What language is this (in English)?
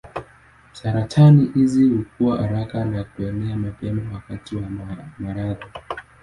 Swahili